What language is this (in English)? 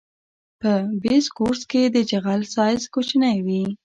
Pashto